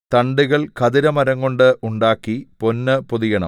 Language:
Malayalam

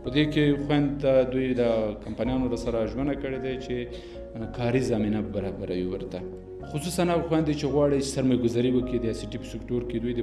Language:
Persian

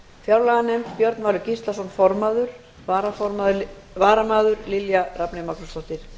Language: Icelandic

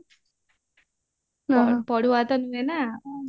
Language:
Odia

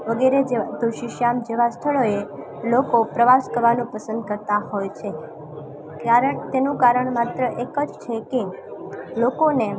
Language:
Gujarati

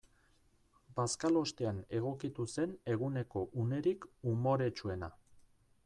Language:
Basque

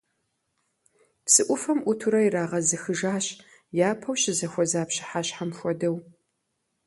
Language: Kabardian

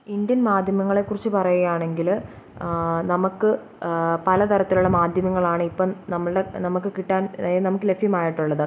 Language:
Malayalam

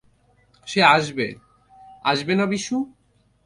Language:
Bangla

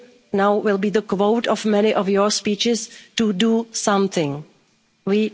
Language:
English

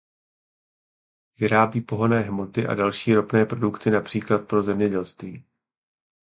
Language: Czech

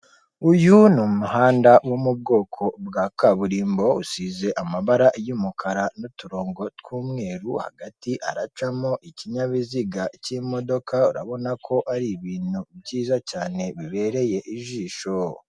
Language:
Kinyarwanda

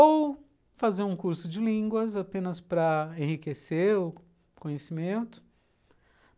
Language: Portuguese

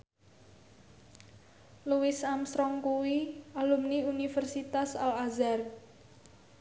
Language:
Javanese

